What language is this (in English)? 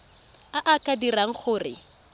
Tswana